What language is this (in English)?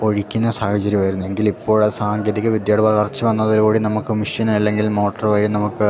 Malayalam